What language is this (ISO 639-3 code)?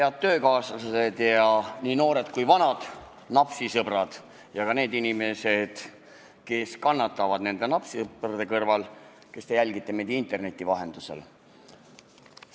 est